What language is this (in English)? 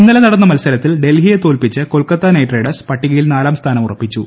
Malayalam